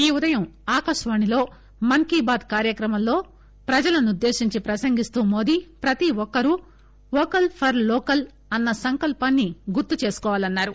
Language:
Telugu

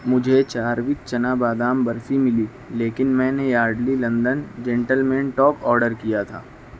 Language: Urdu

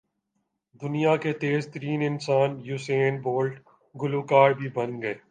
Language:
Urdu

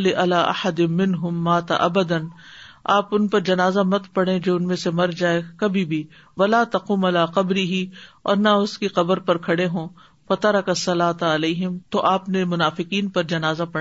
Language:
Urdu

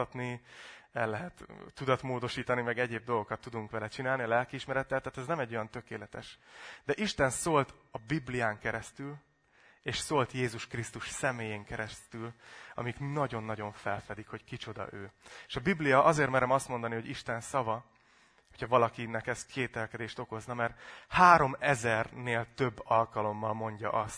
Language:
Hungarian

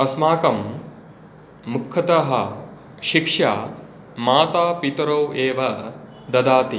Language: Sanskrit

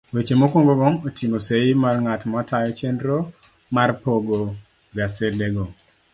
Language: Luo (Kenya and Tanzania)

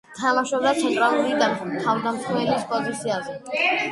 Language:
Georgian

